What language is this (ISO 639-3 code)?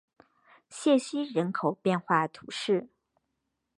zho